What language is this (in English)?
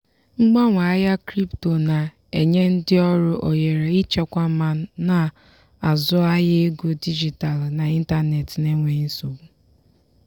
Igbo